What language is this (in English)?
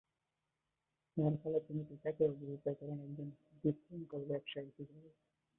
Bangla